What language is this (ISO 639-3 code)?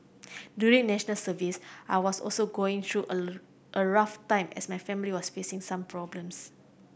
eng